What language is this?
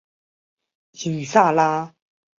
Chinese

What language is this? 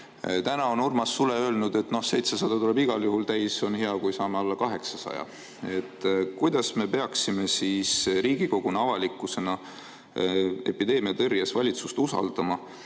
Estonian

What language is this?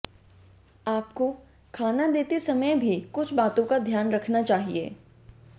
Hindi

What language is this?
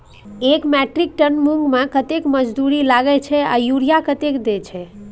Maithili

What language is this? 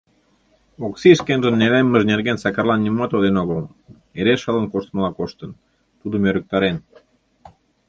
Mari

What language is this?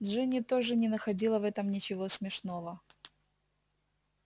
Russian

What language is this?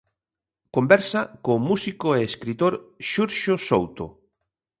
Galician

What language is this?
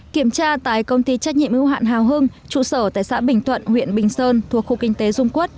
Vietnamese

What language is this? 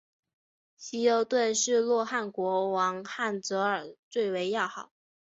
Chinese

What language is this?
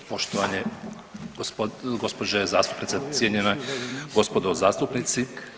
Croatian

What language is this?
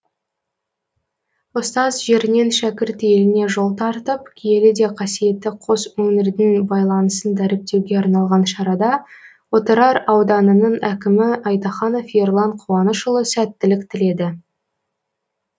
Kazakh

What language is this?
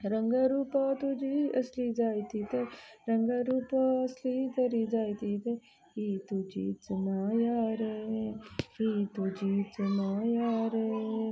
Konkani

